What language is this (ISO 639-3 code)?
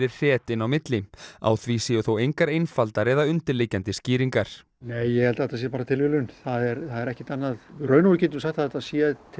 isl